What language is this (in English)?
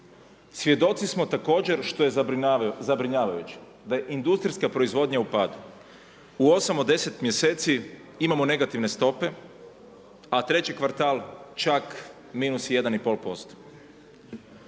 Croatian